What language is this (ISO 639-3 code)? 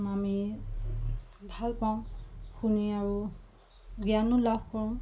asm